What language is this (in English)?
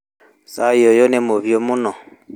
Kikuyu